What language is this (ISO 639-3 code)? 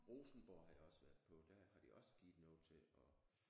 dan